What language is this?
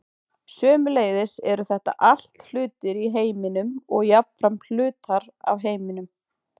Icelandic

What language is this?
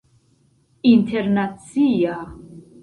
Esperanto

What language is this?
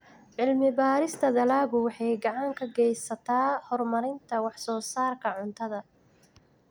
Somali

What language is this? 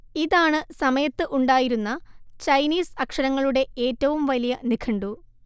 Malayalam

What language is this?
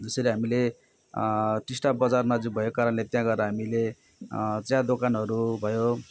Nepali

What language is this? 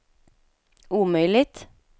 Swedish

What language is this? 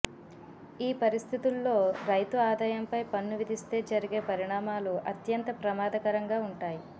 Telugu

